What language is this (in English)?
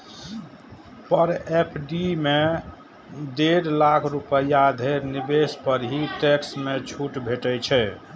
Maithili